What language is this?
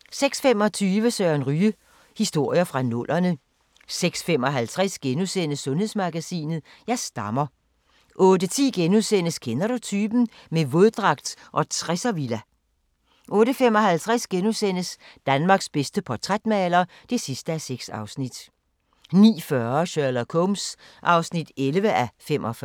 Danish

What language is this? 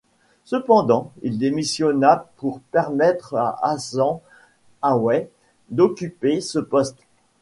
French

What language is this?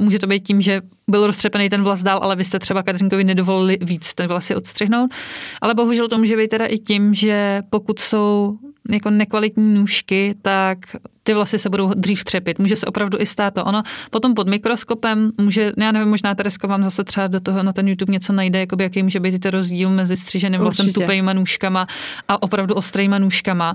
Czech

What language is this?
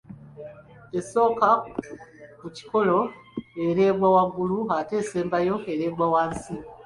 Ganda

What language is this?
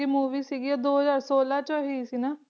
Punjabi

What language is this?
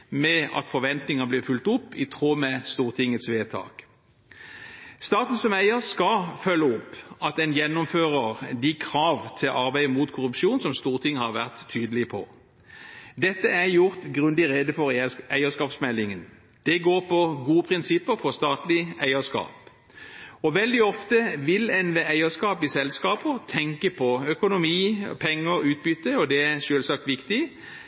Norwegian Bokmål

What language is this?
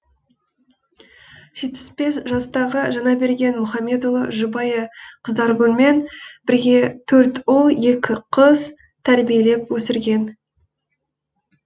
Kazakh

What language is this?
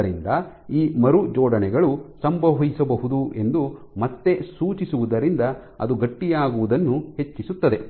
Kannada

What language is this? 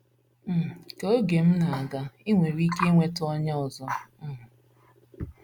Igbo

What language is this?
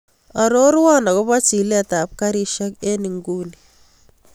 Kalenjin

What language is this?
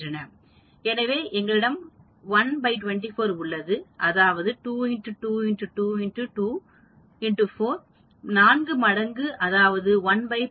Tamil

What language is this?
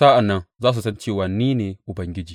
Hausa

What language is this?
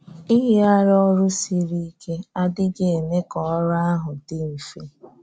Igbo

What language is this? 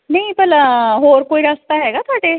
Punjabi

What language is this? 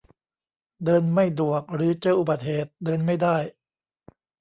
Thai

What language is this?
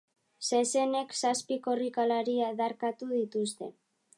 Basque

